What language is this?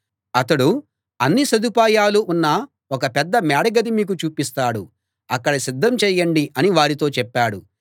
Telugu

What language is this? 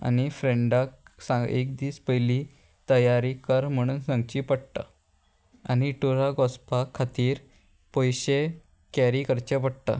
Konkani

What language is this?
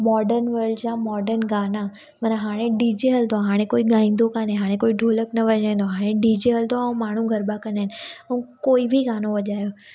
Sindhi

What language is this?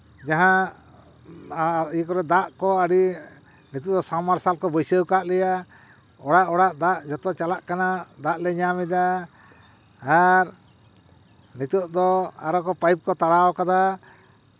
Santali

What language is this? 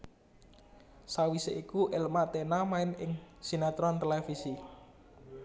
Javanese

